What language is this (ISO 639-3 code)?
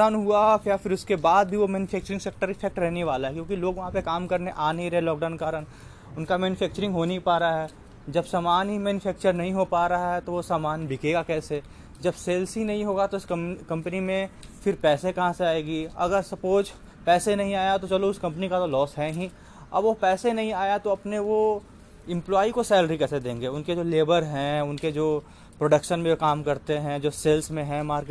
hin